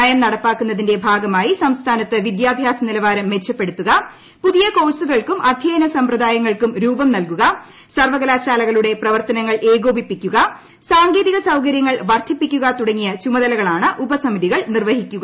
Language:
Malayalam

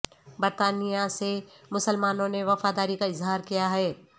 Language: Urdu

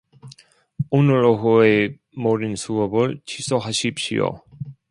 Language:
Korean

